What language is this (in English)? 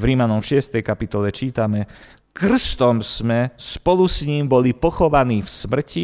Slovak